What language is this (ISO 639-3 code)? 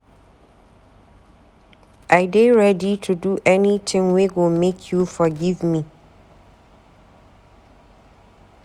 pcm